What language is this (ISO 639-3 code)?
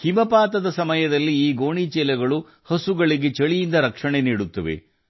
kan